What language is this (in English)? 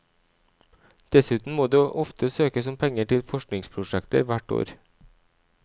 Norwegian